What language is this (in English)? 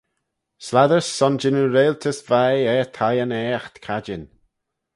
Manx